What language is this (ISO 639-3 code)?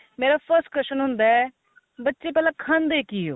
pan